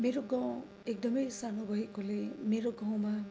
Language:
Nepali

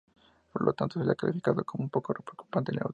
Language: Spanish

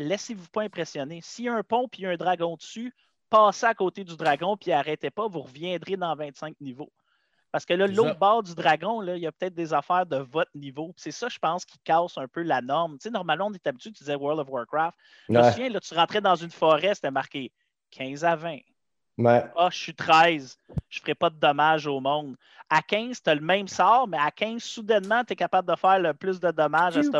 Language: French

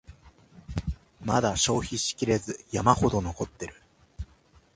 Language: Japanese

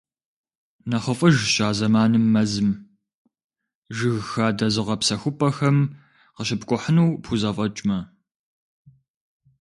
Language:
Kabardian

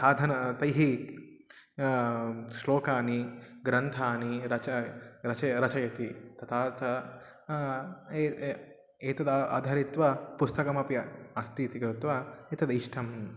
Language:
Sanskrit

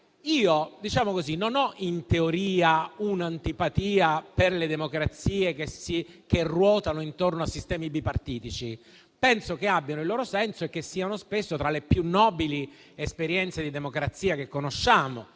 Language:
Italian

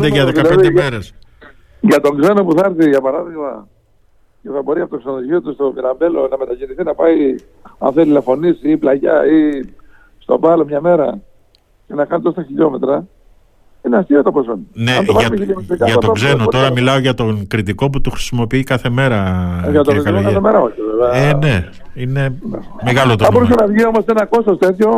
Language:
Greek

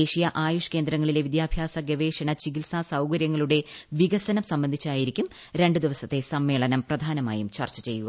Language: Malayalam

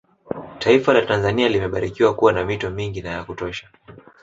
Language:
Swahili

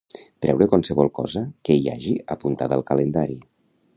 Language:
Catalan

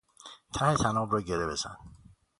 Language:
Persian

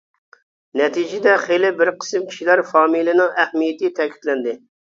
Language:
Uyghur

